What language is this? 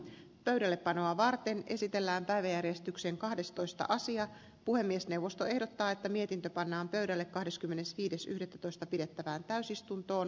Finnish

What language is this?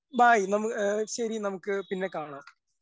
Malayalam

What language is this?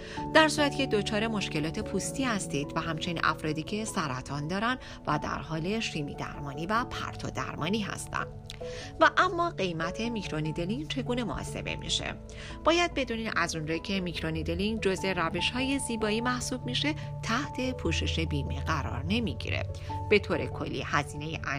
Persian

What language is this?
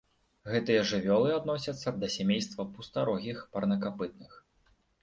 Belarusian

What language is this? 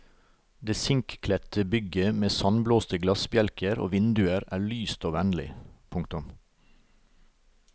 Norwegian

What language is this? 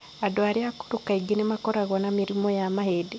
Kikuyu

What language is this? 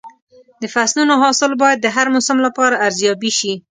Pashto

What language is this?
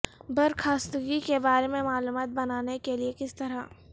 Urdu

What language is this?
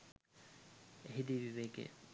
Sinhala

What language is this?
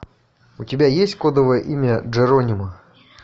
Russian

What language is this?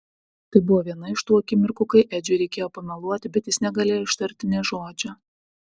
Lithuanian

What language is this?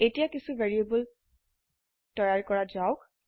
Assamese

